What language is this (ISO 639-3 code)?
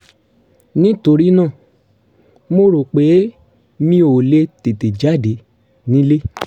yor